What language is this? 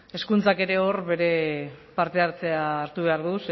Basque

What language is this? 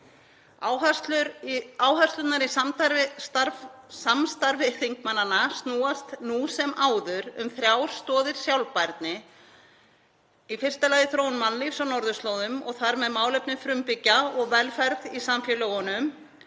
Icelandic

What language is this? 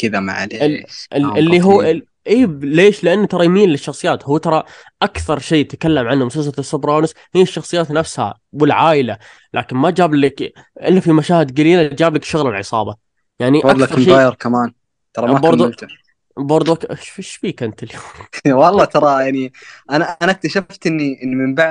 Arabic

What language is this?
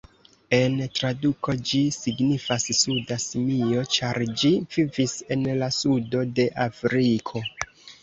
Esperanto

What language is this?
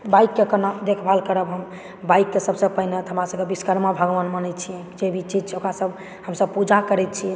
Maithili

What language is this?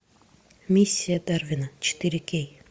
Russian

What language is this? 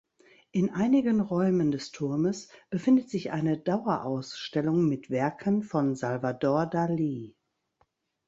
German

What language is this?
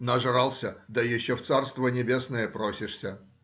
Russian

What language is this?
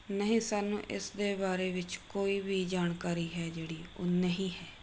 Punjabi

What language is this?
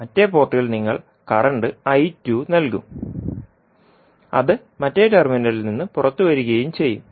Malayalam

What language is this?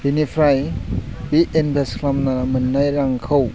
Bodo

